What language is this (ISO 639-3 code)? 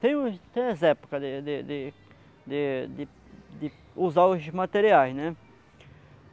por